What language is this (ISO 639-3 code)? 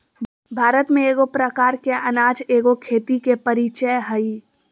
mag